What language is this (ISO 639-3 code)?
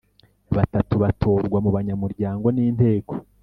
kin